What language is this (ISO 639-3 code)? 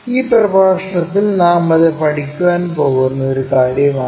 mal